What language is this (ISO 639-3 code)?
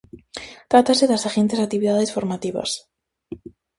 glg